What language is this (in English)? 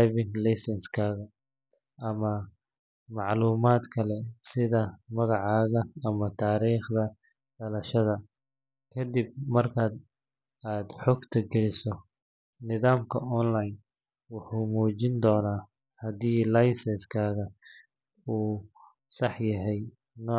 Somali